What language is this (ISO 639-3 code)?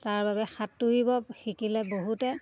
asm